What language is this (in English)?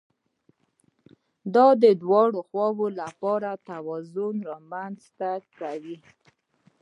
Pashto